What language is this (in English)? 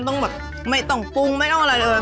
Thai